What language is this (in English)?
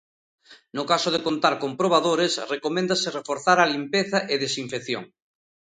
Galician